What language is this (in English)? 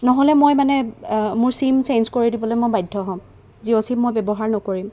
Assamese